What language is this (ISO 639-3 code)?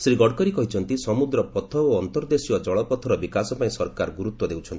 ori